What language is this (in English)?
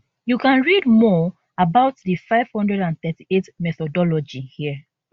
Nigerian Pidgin